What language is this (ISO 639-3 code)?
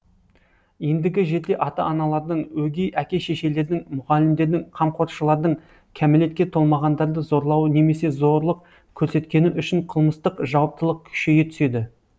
kaz